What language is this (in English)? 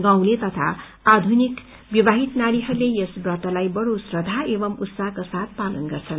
Nepali